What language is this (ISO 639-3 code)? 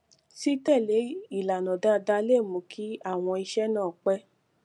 yor